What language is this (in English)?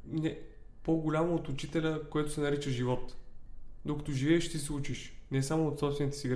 Bulgarian